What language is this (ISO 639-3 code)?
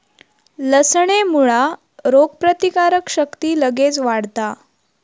mar